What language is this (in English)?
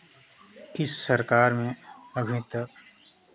Hindi